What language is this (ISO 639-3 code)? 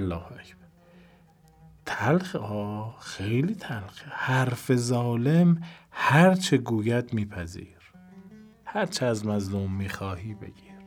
fas